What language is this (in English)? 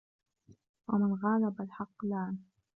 Arabic